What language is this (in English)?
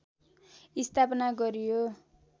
Nepali